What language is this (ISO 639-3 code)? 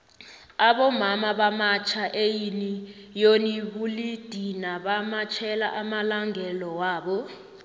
nbl